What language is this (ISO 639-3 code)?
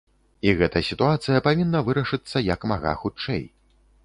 bel